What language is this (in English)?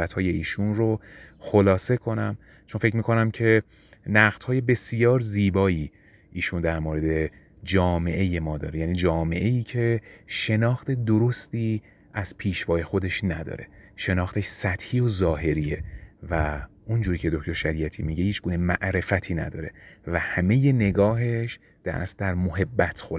Persian